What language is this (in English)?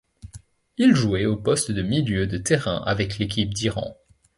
French